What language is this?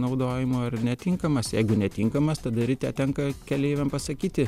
Lithuanian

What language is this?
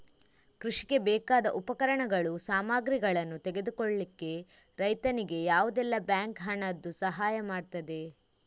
Kannada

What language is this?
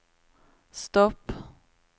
Norwegian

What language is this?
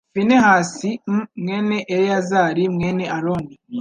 Kinyarwanda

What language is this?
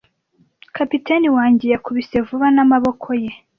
Kinyarwanda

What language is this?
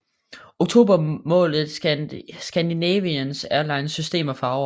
Danish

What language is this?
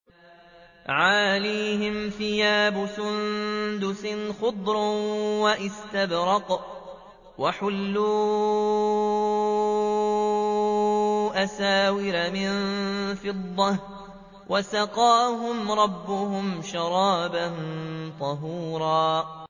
Arabic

